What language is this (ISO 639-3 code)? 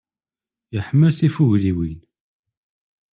kab